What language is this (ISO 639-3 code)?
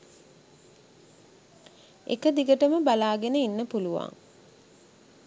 sin